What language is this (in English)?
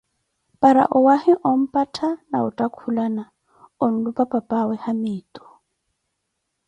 Koti